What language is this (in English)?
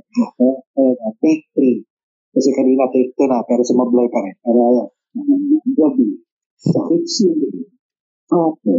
Filipino